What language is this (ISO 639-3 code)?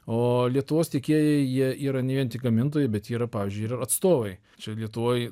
lit